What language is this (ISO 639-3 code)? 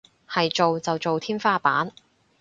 yue